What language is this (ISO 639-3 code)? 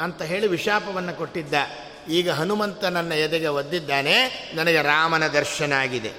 kan